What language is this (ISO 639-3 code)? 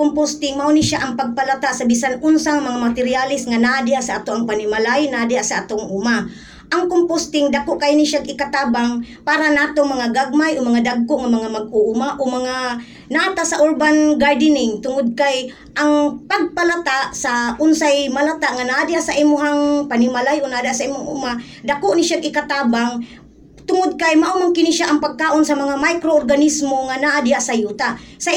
fil